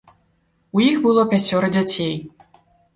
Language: Belarusian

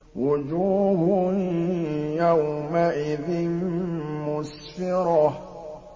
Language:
Arabic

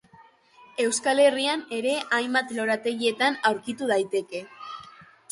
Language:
Basque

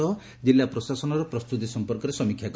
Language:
Odia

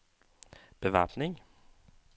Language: Norwegian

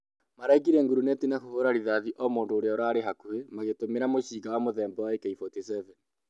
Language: Kikuyu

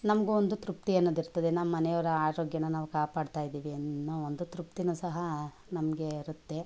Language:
Kannada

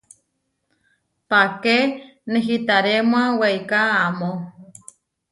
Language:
Huarijio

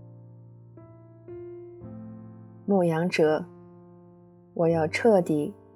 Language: Chinese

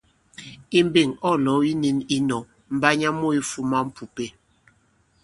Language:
Bankon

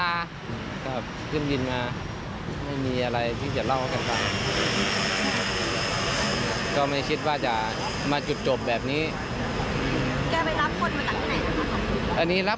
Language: Thai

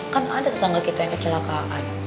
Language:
Indonesian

